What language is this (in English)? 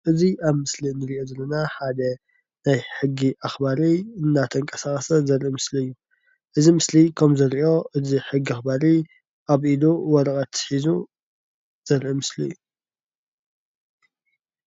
Tigrinya